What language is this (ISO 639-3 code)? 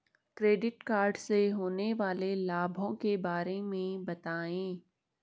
hin